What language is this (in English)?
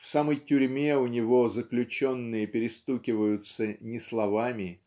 Russian